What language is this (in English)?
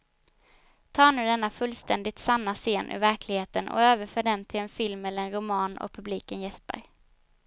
Swedish